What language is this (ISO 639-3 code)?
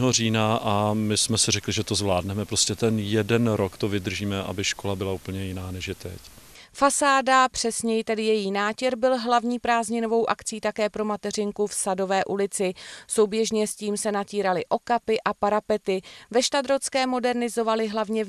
ces